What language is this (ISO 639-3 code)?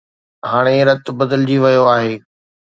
snd